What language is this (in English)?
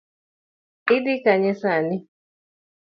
Luo (Kenya and Tanzania)